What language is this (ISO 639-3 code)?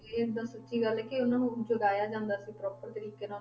pan